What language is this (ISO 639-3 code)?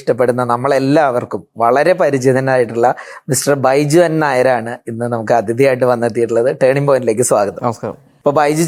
mal